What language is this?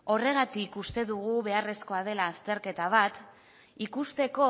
Basque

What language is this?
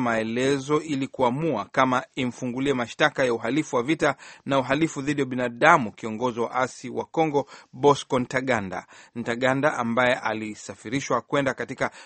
Swahili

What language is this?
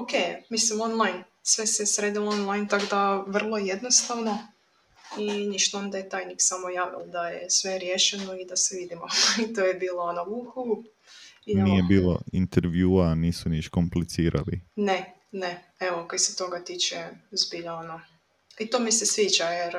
Croatian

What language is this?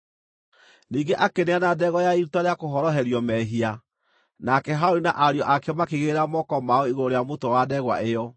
Kikuyu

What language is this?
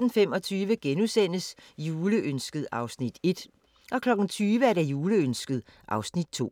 Danish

